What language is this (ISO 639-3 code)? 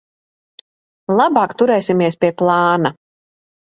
lav